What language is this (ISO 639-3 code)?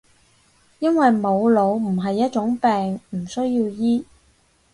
yue